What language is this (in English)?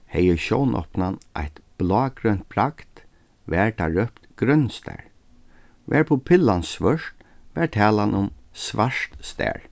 Faroese